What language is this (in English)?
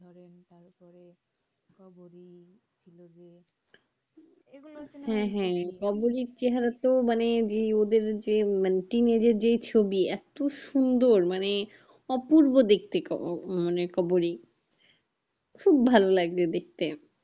Bangla